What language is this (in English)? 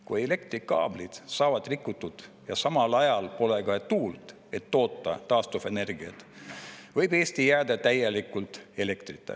Estonian